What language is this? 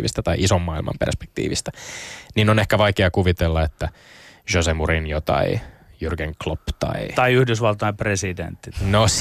Finnish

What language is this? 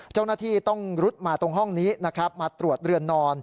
Thai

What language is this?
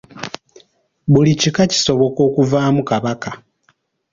Ganda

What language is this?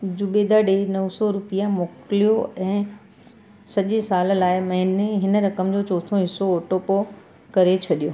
Sindhi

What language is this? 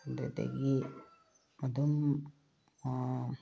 Manipuri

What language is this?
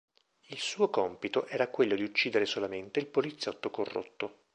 Italian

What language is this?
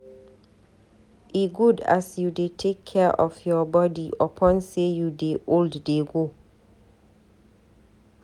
Nigerian Pidgin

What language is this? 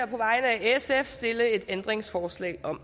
Danish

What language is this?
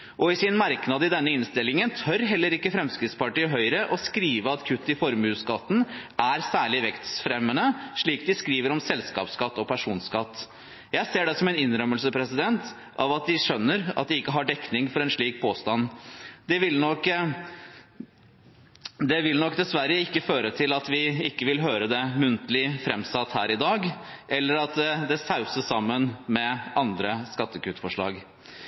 Norwegian Bokmål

